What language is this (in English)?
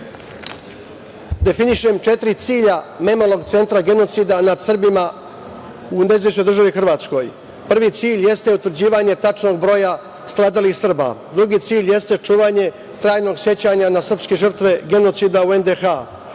Serbian